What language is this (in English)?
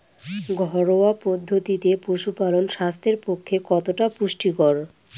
Bangla